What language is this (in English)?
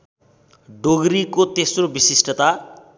Nepali